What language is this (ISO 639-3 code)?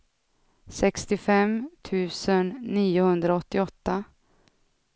swe